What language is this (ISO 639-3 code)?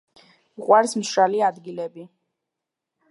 kat